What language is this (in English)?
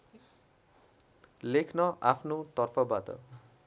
Nepali